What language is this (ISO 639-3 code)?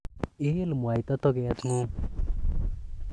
kln